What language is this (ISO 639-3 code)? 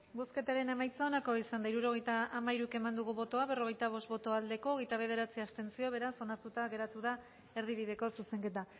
eus